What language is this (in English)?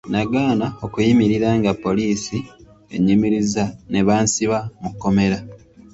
Ganda